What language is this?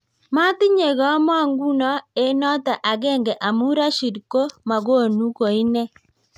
Kalenjin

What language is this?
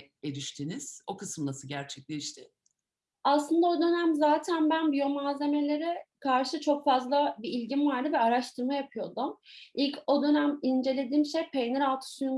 Turkish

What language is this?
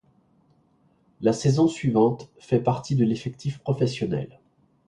French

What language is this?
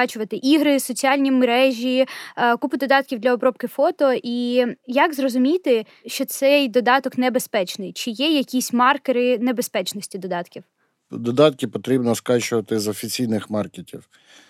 Ukrainian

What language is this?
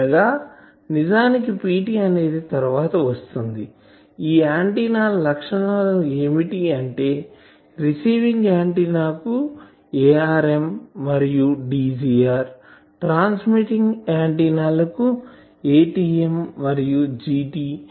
Telugu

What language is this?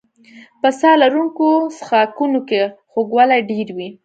Pashto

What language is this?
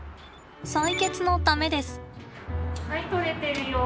Japanese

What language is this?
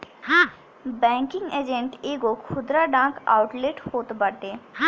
Bhojpuri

